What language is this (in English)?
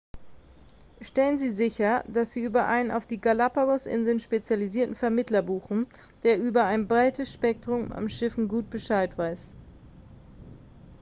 German